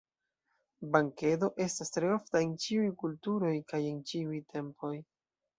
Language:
Esperanto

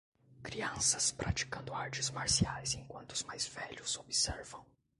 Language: Portuguese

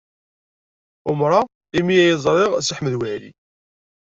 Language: Kabyle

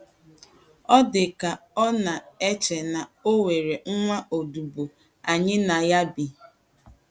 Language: Igbo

